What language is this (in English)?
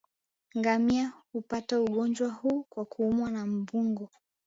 Swahili